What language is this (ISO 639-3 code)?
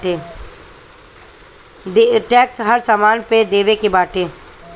bho